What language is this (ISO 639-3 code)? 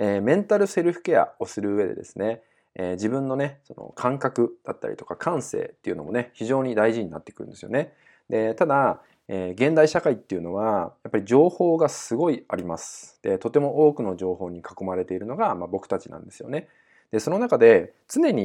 jpn